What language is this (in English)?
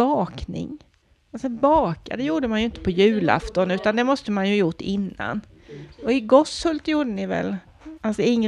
Swedish